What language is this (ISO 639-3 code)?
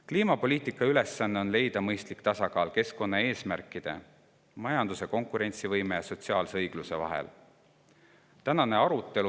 est